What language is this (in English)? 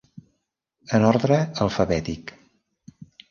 Catalan